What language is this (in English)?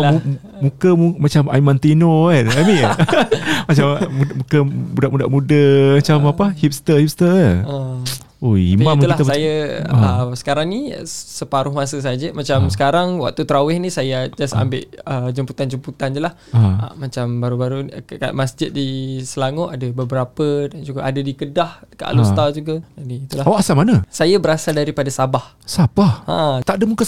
Malay